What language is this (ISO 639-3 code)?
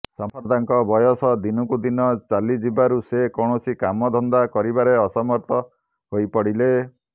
ori